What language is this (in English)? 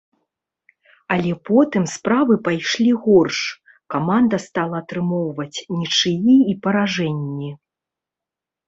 Belarusian